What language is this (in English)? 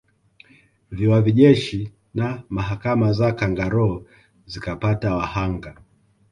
Swahili